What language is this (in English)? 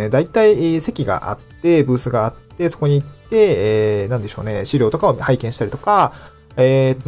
Japanese